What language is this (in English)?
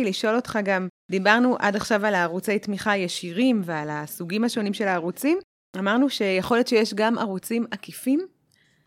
Hebrew